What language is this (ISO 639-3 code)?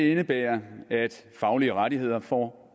dan